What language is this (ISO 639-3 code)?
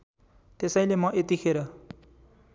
nep